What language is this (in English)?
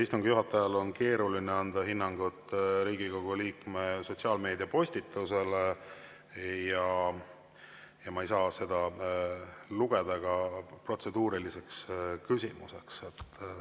Estonian